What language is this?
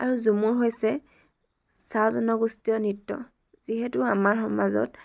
Assamese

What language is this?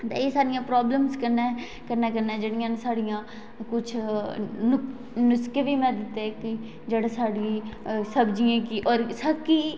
Dogri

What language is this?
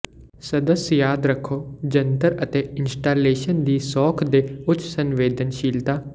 Punjabi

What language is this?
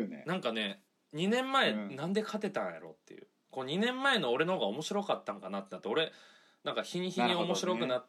Japanese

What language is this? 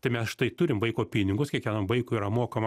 Lithuanian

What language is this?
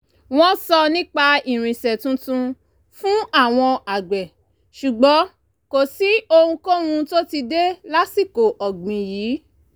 Yoruba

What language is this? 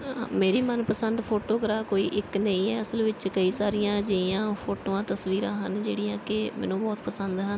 Punjabi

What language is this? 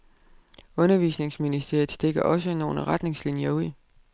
Danish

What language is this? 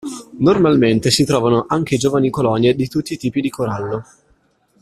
Italian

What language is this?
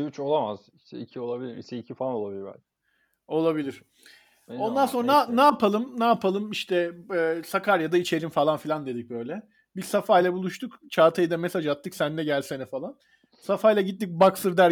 Turkish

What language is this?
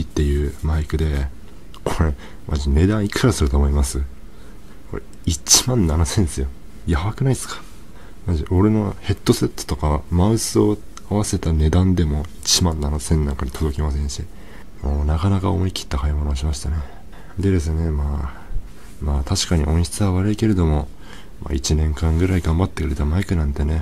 Japanese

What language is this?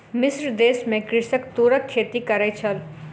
Maithili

